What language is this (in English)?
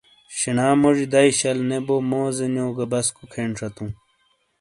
Shina